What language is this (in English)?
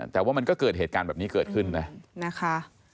Thai